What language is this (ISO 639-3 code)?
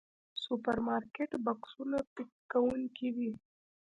pus